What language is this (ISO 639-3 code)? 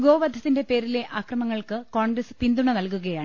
mal